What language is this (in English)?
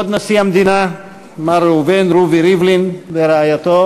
Hebrew